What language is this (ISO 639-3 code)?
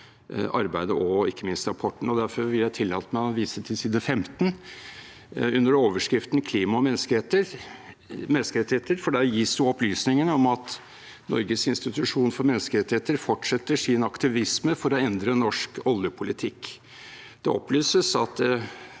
nor